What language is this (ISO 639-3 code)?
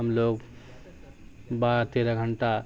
urd